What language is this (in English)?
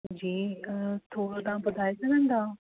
Sindhi